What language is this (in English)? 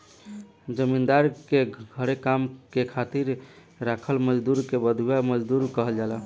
Bhojpuri